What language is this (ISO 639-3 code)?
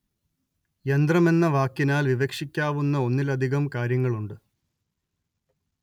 mal